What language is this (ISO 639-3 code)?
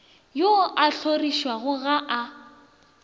nso